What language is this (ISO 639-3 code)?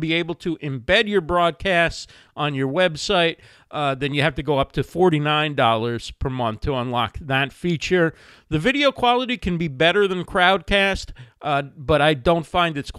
eng